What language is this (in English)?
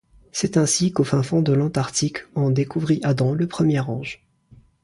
French